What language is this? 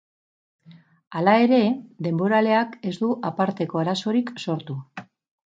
Basque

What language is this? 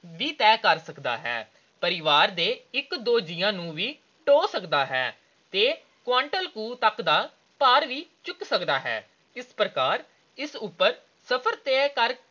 Punjabi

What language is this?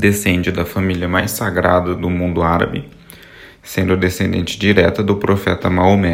Portuguese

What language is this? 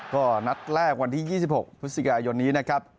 Thai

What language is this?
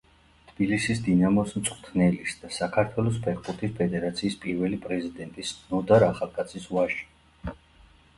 Georgian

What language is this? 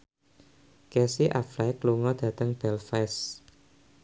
Javanese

